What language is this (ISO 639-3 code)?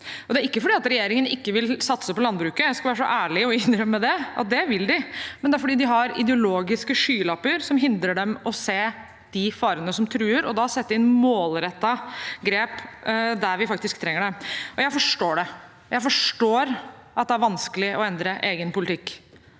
nor